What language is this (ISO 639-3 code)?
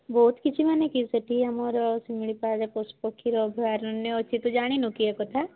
ori